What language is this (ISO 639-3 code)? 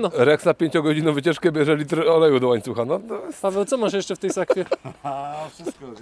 pol